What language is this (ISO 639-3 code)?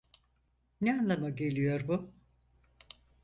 tur